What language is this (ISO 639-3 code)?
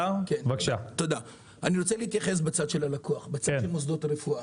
heb